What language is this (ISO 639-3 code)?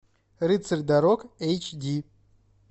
rus